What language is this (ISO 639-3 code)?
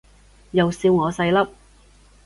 yue